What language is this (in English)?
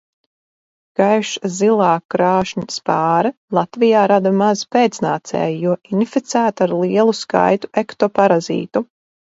Latvian